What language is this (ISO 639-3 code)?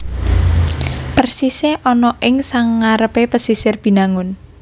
jav